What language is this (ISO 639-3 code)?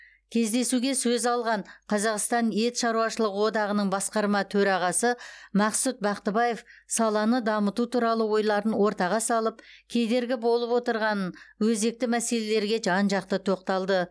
kaz